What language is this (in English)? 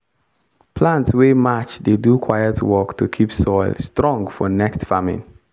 Nigerian Pidgin